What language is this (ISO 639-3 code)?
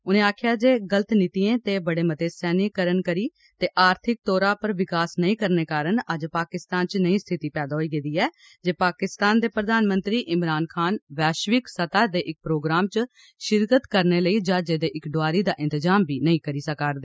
doi